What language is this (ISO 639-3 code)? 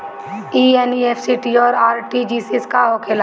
bho